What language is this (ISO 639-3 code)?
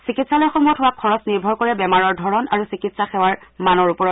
asm